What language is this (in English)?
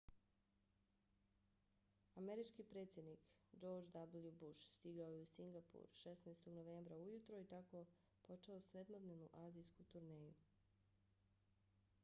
Bosnian